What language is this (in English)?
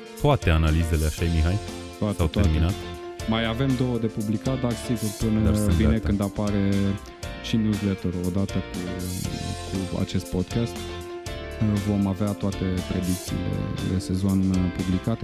Romanian